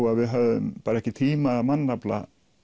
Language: Icelandic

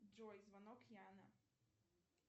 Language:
Russian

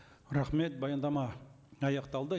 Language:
Kazakh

